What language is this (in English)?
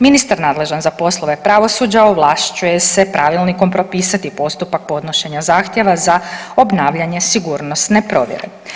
Croatian